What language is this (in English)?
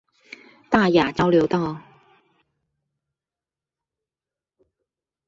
Chinese